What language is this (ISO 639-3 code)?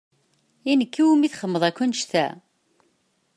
kab